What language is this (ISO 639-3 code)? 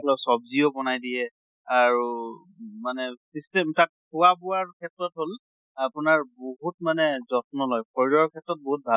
asm